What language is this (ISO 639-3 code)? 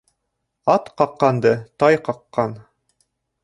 bak